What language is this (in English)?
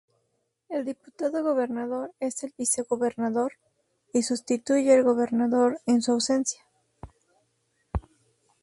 Spanish